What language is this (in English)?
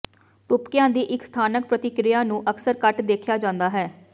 Punjabi